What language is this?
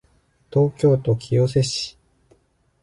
Japanese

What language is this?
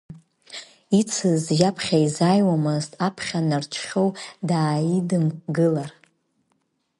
Abkhazian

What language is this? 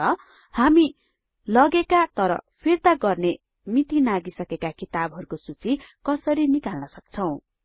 Nepali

